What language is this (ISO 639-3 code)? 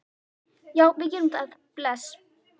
isl